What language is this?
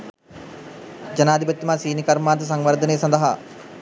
Sinhala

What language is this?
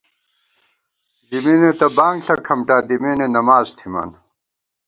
Gawar-Bati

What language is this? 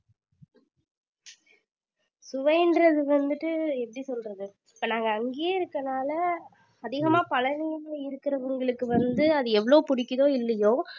Tamil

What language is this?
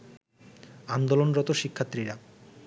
Bangla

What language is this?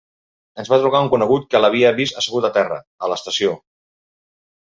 Catalan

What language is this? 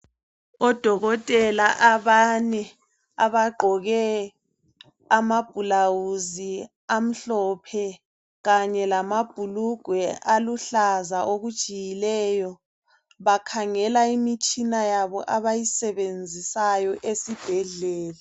North Ndebele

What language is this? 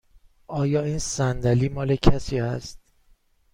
Persian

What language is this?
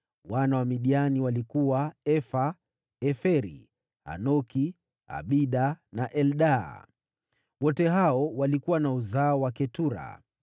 Swahili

